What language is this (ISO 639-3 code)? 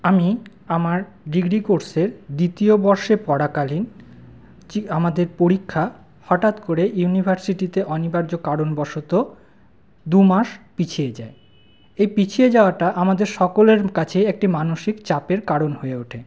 ben